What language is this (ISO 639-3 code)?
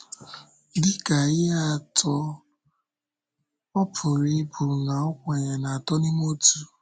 ibo